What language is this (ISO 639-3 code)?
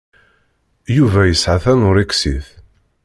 kab